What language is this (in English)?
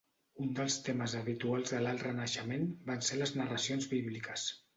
Catalan